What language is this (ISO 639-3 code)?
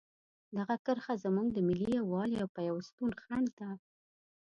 pus